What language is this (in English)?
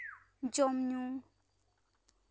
Santali